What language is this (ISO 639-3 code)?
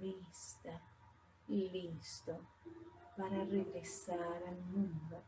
spa